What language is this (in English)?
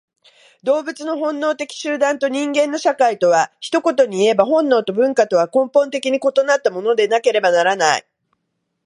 Japanese